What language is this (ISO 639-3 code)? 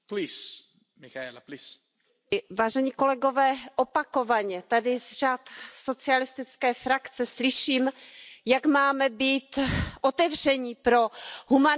ces